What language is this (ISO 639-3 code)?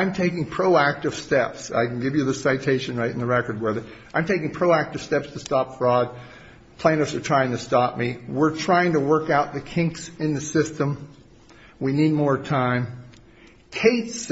eng